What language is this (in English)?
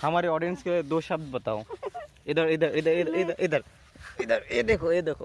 Hindi